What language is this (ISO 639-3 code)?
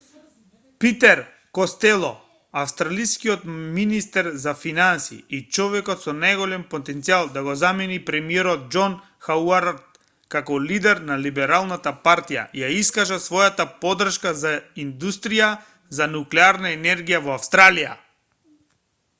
mkd